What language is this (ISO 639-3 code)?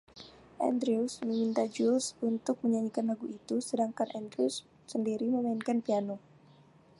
ind